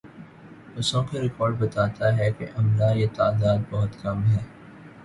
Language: Urdu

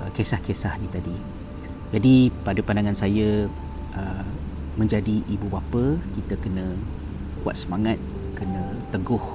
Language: Malay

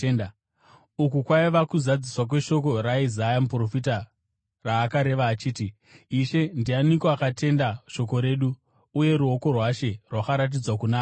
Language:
Shona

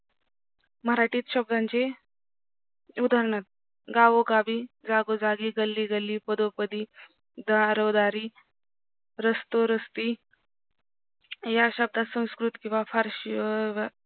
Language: Marathi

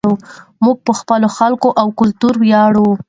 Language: Pashto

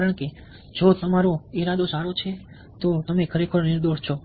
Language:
Gujarati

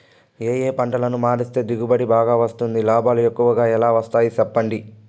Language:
Telugu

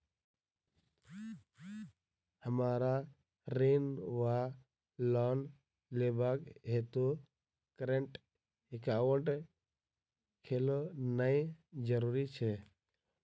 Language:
Maithili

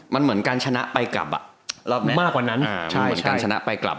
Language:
Thai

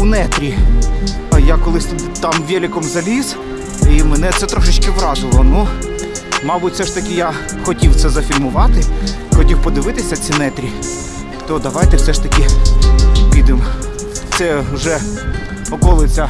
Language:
Ukrainian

